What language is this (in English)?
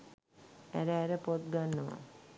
Sinhala